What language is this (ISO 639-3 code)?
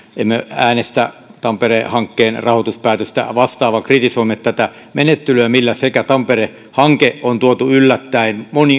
fin